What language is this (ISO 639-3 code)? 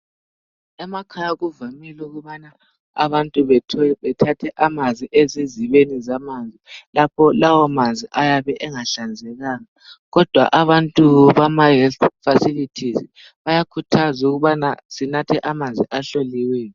nde